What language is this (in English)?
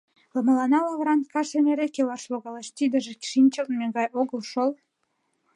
Mari